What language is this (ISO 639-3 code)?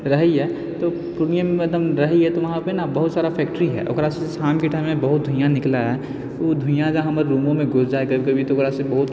mai